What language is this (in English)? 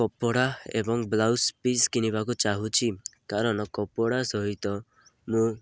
Odia